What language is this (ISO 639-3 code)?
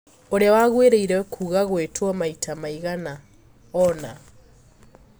kik